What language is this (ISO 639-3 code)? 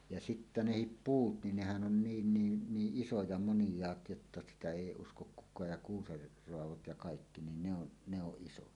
fin